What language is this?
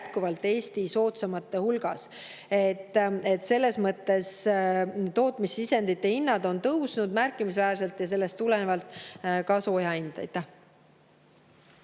Estonian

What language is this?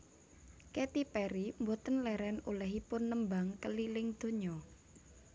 Javanese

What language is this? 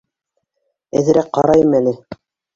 Bashkir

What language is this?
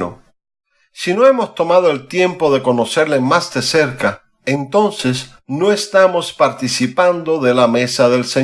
Spanish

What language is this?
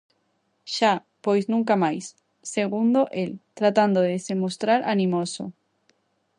Galician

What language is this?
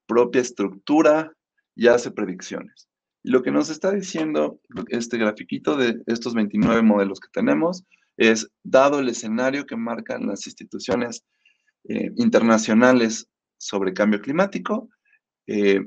Spanish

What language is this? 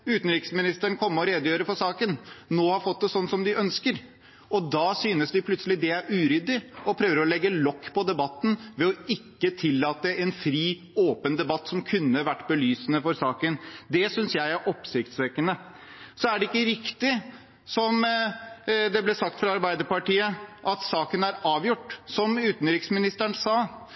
Norwegian Bokmål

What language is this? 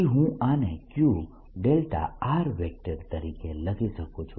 Gujarati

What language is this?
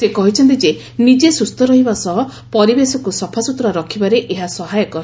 Odia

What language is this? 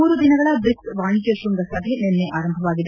Kannada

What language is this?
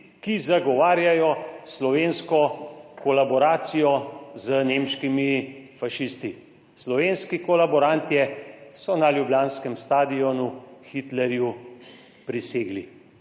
Slovenian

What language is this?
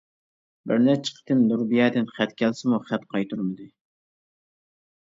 Uyghur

